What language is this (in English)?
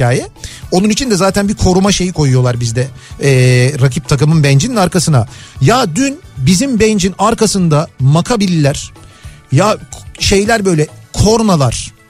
Turkish